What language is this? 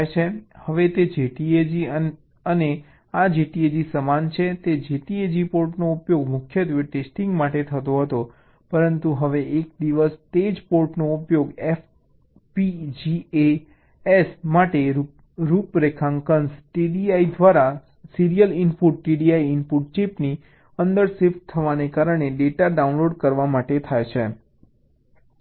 Gujarati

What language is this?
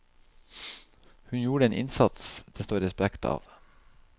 Norwegian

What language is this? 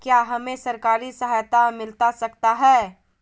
Magahi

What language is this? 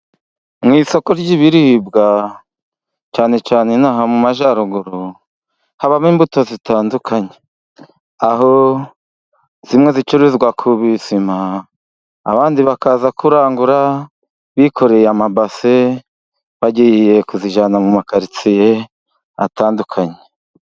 Kinyarwanda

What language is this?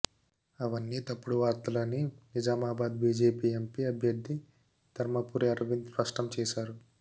Telugu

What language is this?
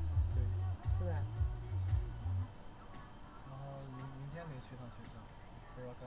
Chinese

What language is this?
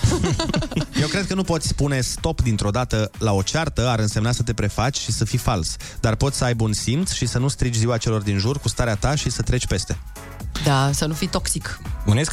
Romanian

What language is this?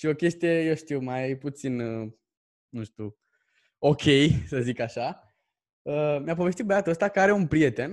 Romanian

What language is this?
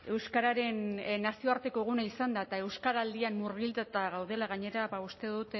Basque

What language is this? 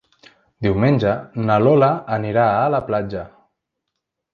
Catalan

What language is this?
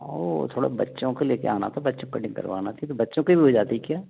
Hindi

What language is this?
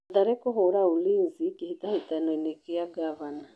Kikuyu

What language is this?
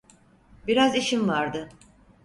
Turkish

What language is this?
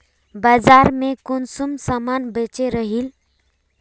Magahi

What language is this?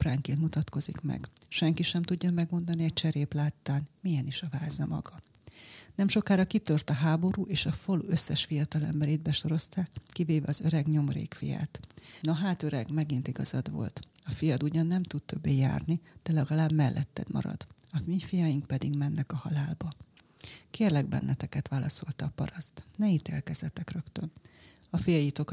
Hungarian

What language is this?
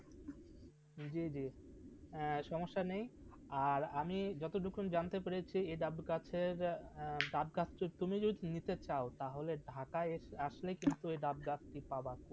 Bangla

